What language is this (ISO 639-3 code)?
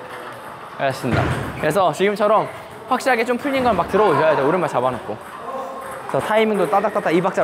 kor